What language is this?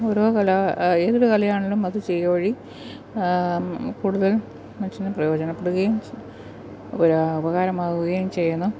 Malayalam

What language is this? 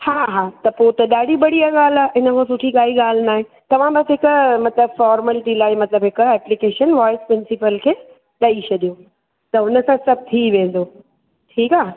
Sindhi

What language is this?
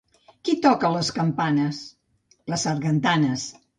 Catalan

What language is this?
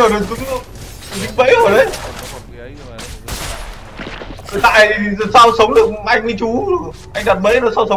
Vietnamese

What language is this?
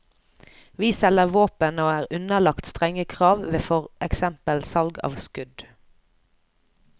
Norwegian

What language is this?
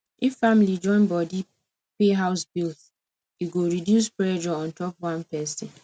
Nigerian Pidgin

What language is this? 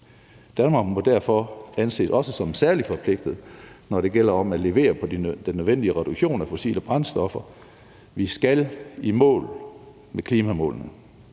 Danish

